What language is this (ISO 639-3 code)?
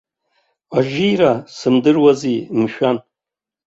abk